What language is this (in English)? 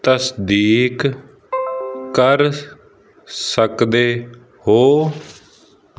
Punjabi